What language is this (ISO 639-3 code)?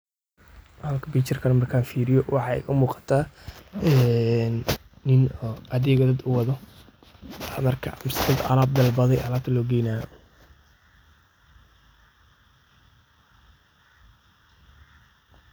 som